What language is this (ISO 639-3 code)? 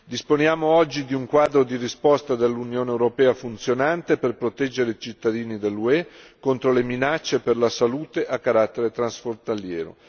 ita